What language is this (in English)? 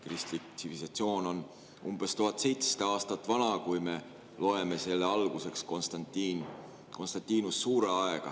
Estonian